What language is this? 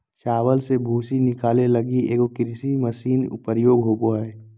Magahi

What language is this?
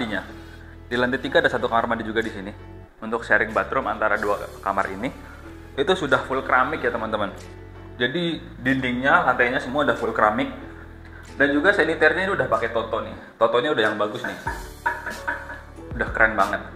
Indonesian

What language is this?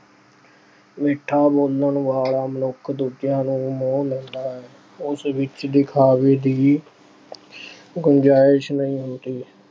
Punjabi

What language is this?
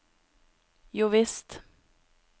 Norwegian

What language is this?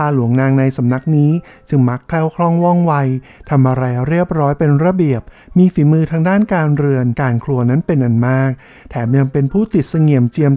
Thai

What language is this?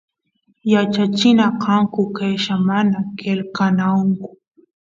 Santiago del Estero Quichua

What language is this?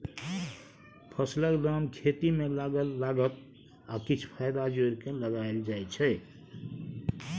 Maithili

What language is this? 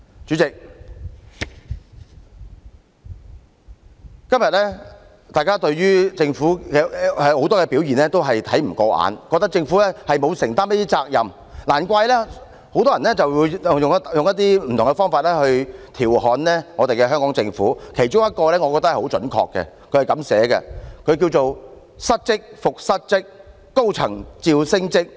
Cantonese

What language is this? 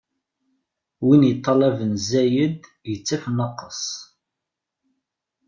Kabyle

